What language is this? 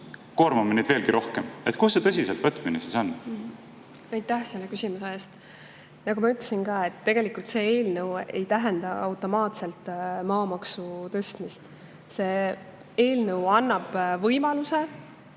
Estonian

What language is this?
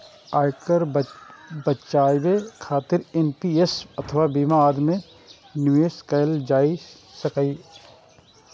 Maithili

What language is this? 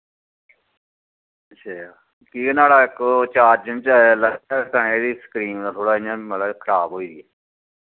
Dogri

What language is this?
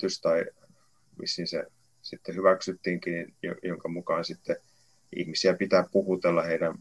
Finnish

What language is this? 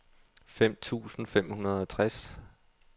Danish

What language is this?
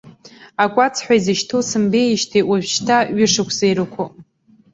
Abkhazian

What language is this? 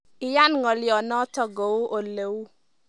Kalenjin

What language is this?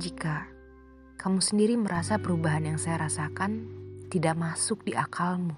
Indonesian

